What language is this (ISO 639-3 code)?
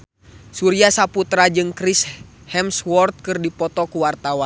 sun